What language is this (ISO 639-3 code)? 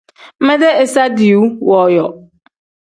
kdh